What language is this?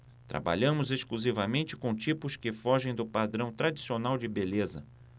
Portuguese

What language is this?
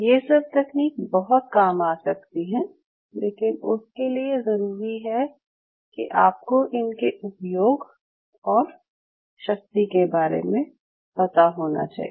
Hindi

